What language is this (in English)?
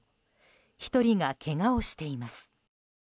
Japanese